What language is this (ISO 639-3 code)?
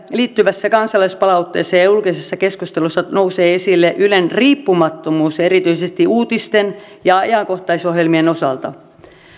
fin